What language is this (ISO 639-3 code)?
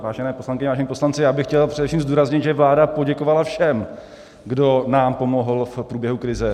ces